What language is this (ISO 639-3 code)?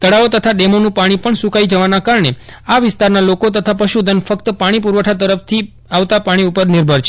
guj